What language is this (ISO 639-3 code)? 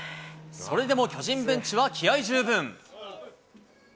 jpn